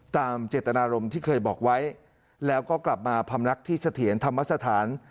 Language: Thai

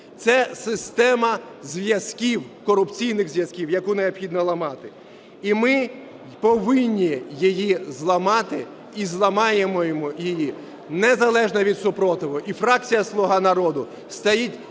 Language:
Ukrainian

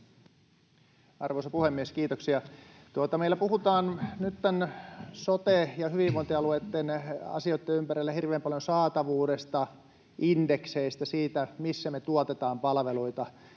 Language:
Finnish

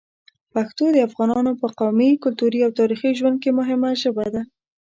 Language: Pashto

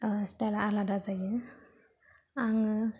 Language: Bodo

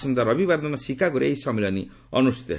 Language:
Odia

